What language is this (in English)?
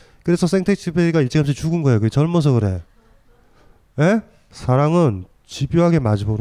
Korean